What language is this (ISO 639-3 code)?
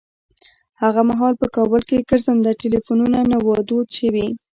pus